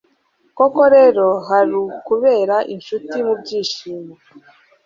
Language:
Kinyarwanda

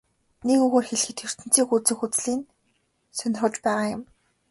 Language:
Mongolian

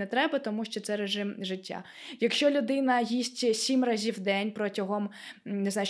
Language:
Ukrainian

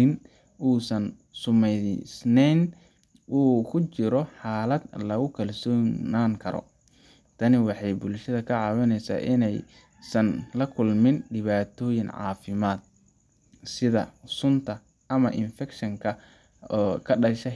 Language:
Somali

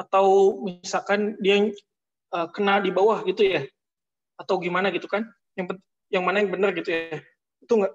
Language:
Indonesian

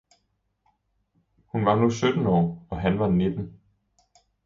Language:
Danish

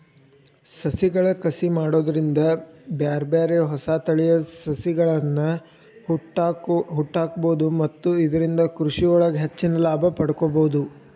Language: Kannada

